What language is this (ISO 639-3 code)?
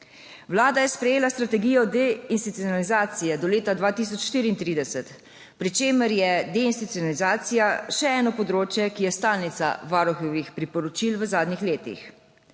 slv